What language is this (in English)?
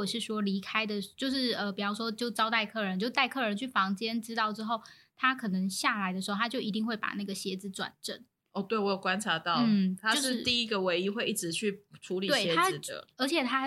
Chinese